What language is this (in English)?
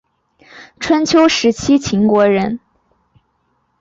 Chinese